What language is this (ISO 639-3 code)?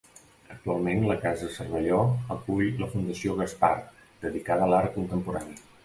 cat